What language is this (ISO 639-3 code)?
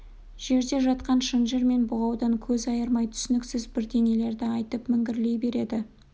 kaz